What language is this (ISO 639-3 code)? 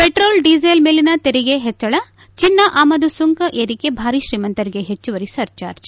kan